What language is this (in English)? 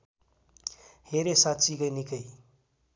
Nepali